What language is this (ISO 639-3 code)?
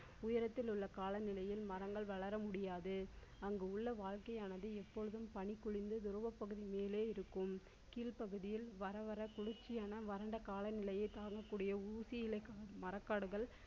tam